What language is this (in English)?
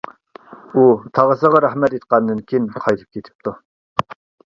Uyghur